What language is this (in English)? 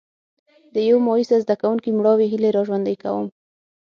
Pashto